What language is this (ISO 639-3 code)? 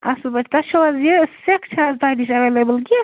kas